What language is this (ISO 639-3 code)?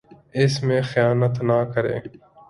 urd